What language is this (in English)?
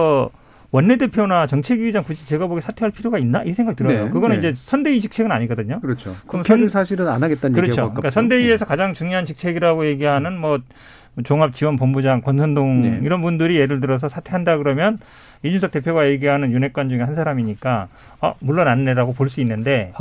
Korean